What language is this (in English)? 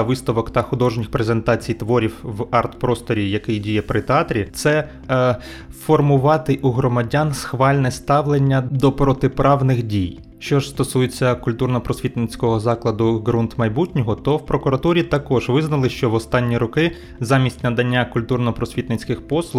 Ukrainian